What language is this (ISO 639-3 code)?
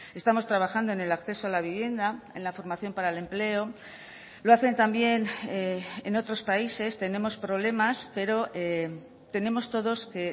spa